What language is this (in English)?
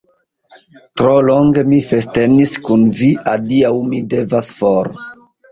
Esperanto